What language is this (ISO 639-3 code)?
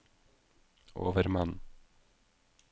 nor